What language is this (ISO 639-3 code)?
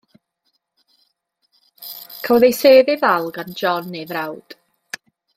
cym